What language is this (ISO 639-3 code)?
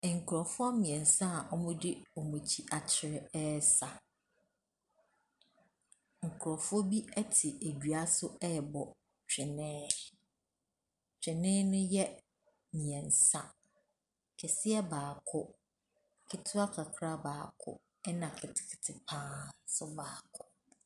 aka